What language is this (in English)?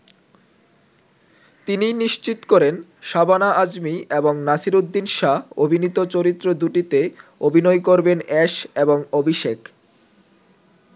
Bangla